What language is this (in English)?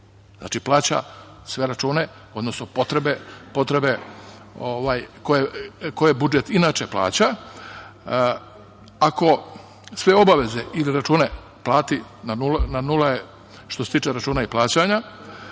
Serbian